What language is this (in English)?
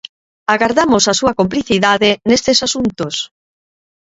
Galician